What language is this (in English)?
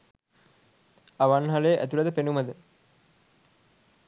Sinhala